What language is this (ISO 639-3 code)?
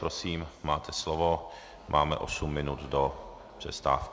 ces